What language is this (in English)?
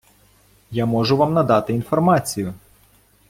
Ukrainian